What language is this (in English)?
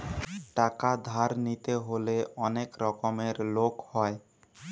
Bangla